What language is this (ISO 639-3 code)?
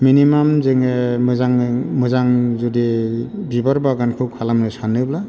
brx